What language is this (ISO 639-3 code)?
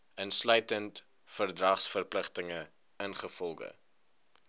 afr